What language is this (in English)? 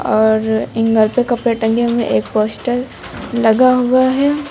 Hindi